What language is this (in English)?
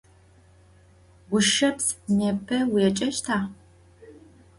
Adyghe